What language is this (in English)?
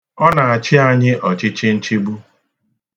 Igbo